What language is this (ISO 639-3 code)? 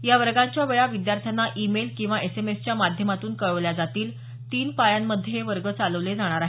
mar